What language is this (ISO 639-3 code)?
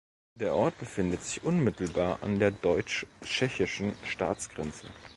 deu